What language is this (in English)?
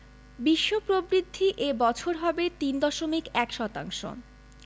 Bangla